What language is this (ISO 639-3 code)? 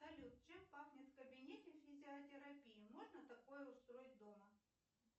rus